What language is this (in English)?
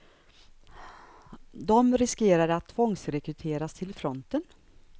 Swedish